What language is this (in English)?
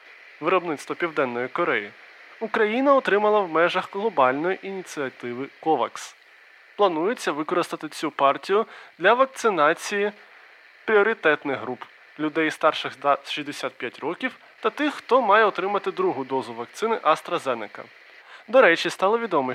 Ukrainian